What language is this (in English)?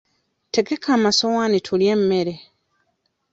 Ganda